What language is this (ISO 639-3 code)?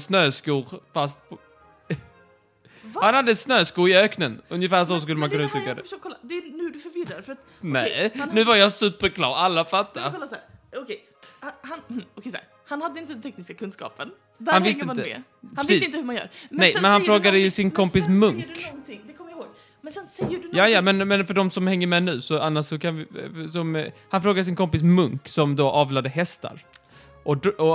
swe